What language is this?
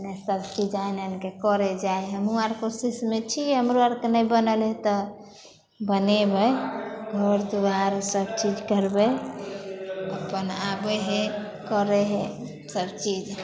Maithili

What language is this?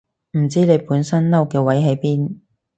Cantonese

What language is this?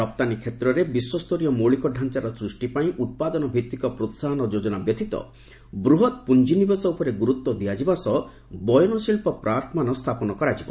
Odia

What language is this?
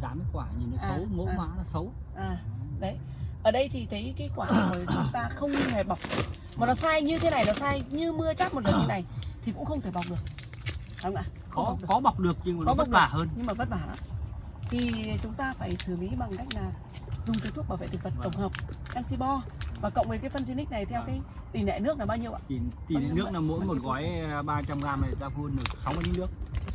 Vietnamese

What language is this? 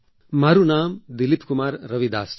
Gujarati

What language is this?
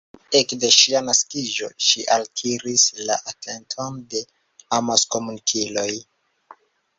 Esperanto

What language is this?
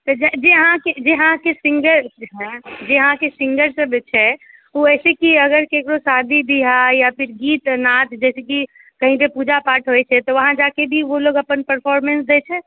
Maithili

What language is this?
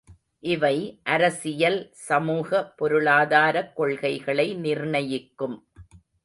Tamil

